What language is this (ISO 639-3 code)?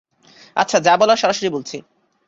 ben